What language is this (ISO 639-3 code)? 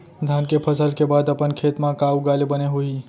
hne